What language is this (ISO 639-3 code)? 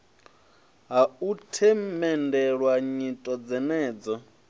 ven